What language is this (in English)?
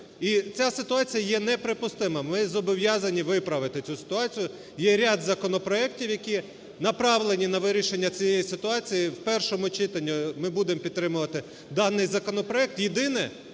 Ukrainian